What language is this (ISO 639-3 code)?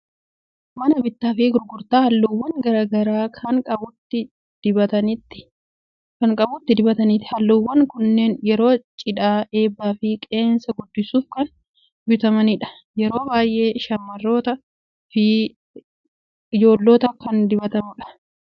orm